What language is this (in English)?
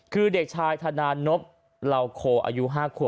Thai